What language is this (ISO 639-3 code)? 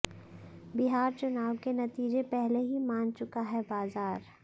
hin